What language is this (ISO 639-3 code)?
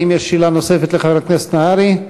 heb